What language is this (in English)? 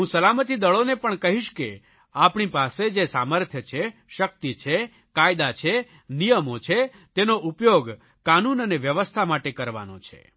Gujarati